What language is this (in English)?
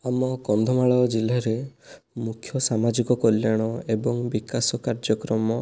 Odia